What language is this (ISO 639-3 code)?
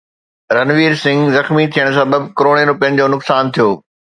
snd